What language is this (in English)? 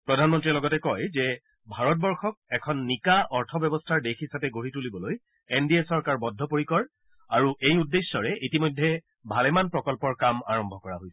Assamese